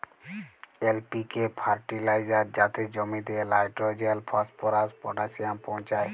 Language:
Bangla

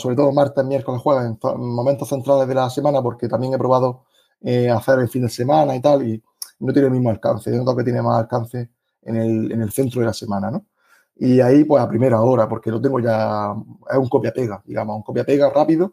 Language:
Spanish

